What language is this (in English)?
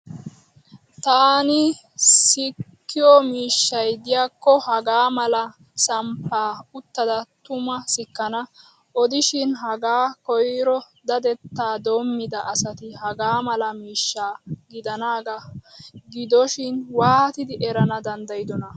Wolaytta